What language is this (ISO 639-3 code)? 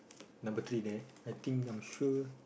eng